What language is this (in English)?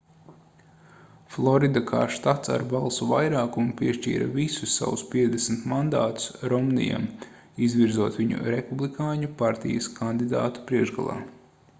Latvian